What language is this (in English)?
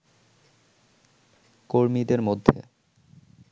Bangla